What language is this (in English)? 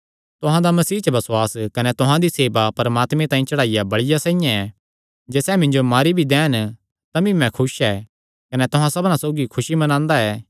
Kangri